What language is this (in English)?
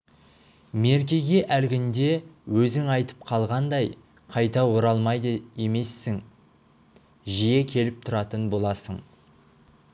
Kazakh